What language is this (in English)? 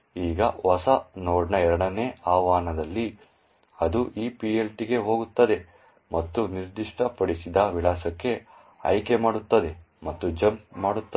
Kannada